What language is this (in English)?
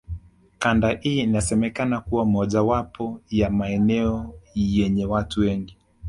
Swahili